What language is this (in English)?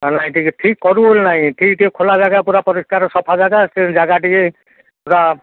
Odia